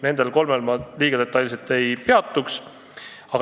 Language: Estonian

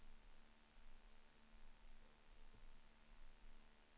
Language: Swedish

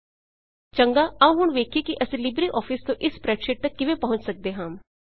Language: Punjabi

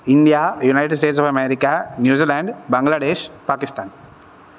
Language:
Sanskrit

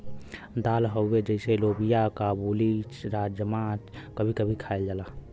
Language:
Bhojpuri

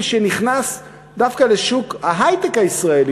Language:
Hebrew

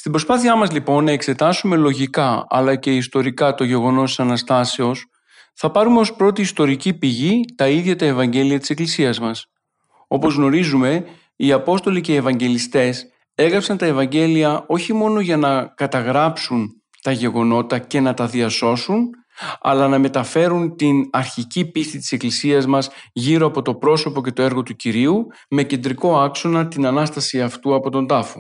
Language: Greek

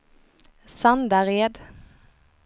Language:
Swedish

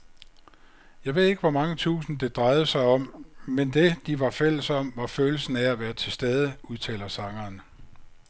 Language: Danish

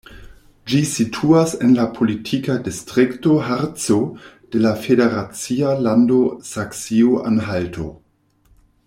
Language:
Esperanto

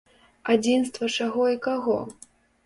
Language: Belarusian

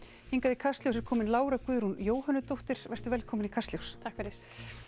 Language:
Icelandic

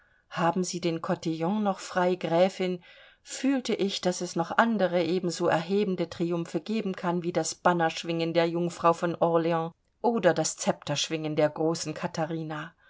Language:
German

